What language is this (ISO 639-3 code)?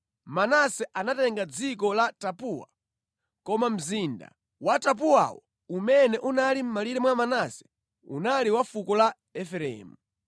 nya